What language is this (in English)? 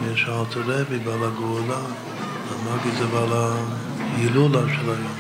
Hebrew